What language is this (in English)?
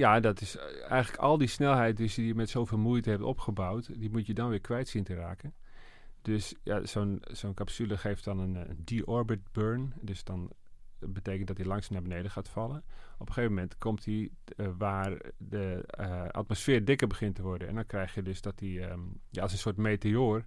Dutch